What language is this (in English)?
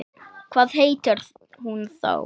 Icelandic